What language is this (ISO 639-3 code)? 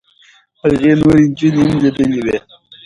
pus